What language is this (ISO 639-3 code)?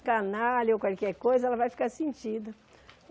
por